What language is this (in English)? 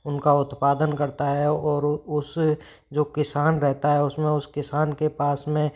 Hindi